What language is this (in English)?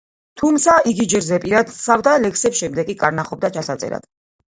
Georgian